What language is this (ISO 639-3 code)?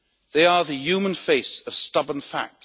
eng